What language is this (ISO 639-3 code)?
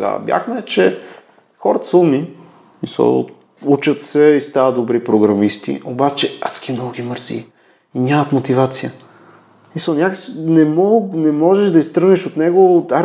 bul